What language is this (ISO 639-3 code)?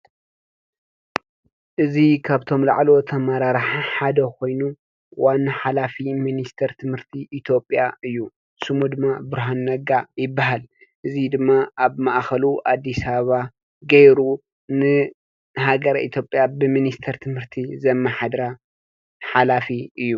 tir